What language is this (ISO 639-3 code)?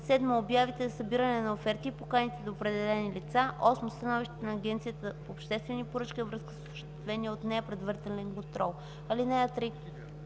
bul